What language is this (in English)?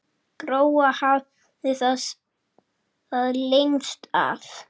Icelandic